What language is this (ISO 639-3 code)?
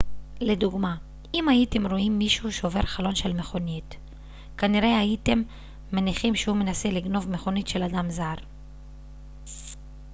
heb